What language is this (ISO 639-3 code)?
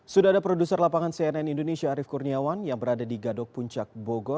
ind